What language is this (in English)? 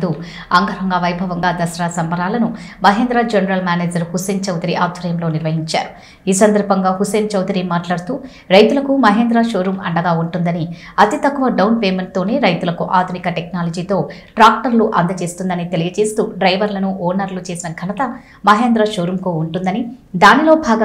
Turkish